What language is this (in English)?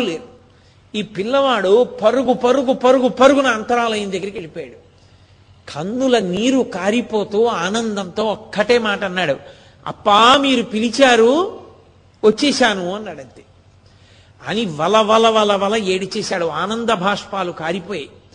Telugu